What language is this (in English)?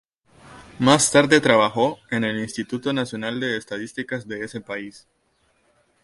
Spanish